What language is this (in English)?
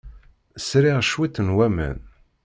Kabyle